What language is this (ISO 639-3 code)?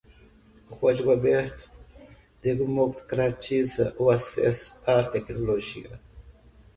por